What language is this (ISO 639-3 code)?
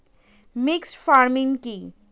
ben